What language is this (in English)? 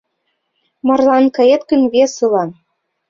Mari